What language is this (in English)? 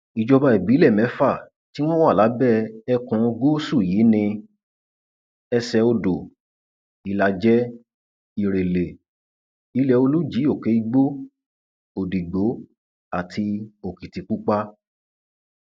Yoruba